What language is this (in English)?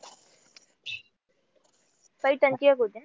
Marathi